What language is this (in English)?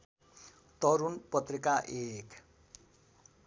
Nepali